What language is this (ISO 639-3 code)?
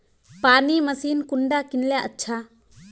mag